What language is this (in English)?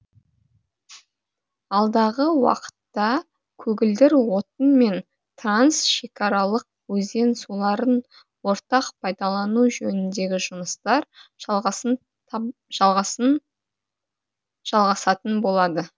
Kazakh